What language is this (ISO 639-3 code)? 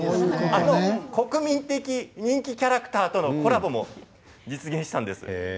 jpn